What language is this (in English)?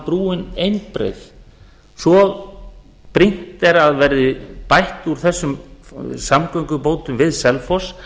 Icelandic